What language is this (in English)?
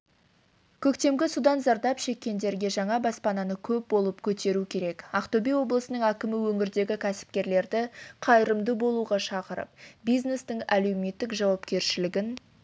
Kazakh